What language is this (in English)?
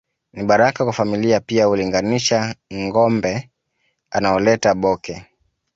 Swahili